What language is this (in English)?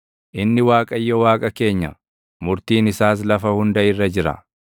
Oromo